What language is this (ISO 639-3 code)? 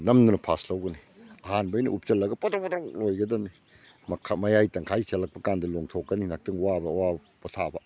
mni